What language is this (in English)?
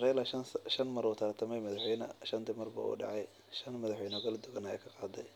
Somali